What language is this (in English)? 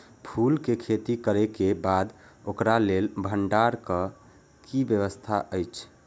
Maithili